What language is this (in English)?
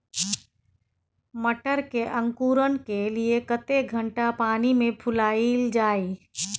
Maithili